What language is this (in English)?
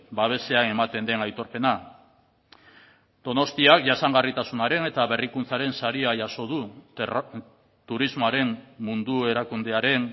Basque